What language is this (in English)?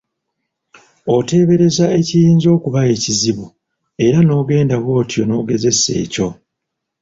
Ganda